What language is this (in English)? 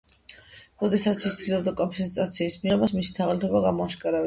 Georgian